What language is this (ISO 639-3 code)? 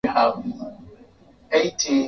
swa